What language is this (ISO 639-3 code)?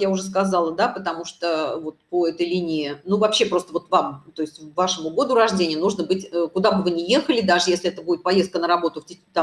rus